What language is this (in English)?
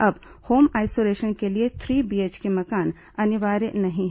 Hindi